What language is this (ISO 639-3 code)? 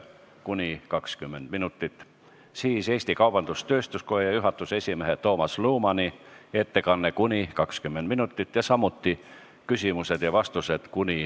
est